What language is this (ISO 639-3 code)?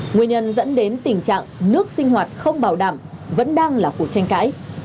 vie